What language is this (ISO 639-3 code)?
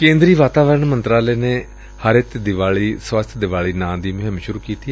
pan